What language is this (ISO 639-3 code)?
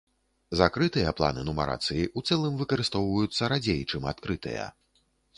bel